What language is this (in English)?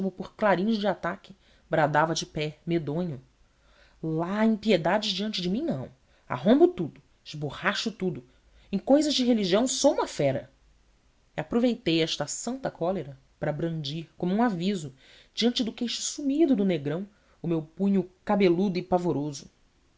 Portuguese